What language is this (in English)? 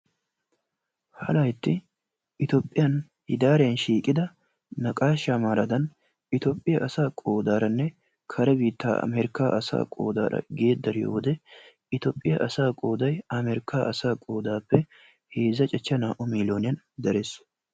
Wolaytta